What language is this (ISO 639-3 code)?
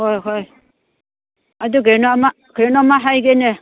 mni